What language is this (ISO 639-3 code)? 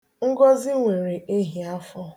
ibo